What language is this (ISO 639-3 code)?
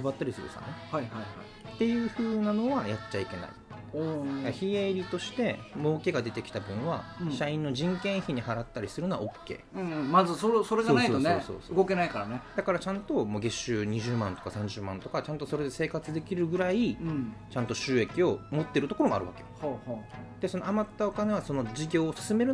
jpn